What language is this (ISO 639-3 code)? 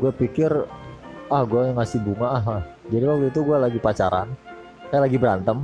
ind